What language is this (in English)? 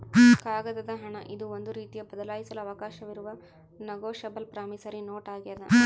Kannada